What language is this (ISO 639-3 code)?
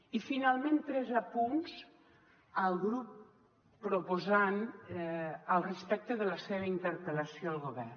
cat